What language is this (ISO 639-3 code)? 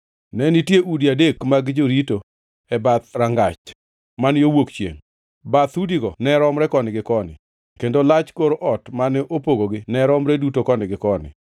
luo